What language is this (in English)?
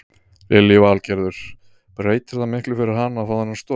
Icelandic